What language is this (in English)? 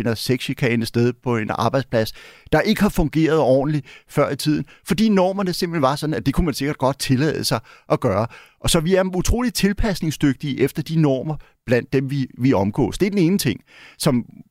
Danish